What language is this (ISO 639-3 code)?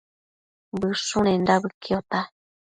mcf